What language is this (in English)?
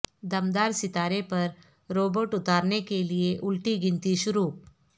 Urdu